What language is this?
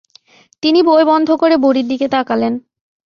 Bangla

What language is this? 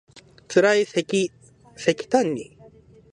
Japanese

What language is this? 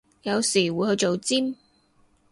Cantonese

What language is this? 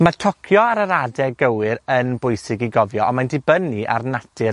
Welsh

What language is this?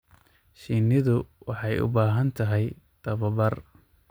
Somali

